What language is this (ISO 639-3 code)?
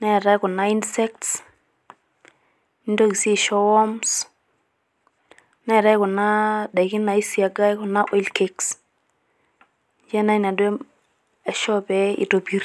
mas